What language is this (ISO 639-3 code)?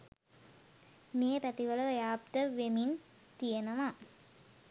sin